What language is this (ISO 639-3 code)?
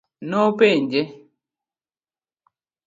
luo